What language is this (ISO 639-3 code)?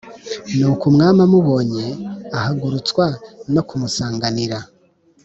kin